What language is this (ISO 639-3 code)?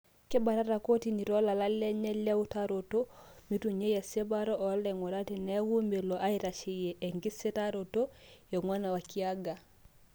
mas